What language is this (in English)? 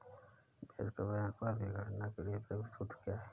Hindi